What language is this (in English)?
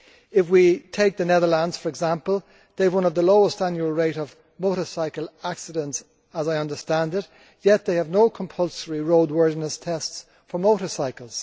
English